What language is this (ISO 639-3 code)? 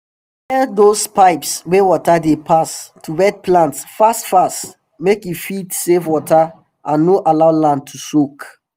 pcm